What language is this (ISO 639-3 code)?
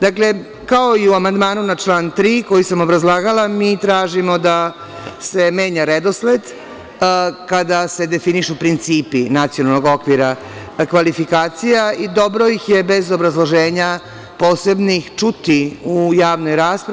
srp